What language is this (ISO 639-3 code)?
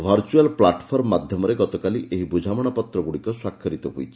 ori